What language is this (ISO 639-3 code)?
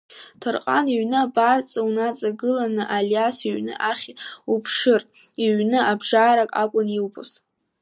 abk